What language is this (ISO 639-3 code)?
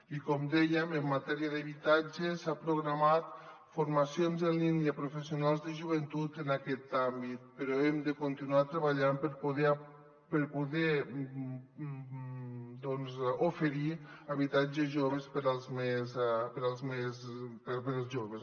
cat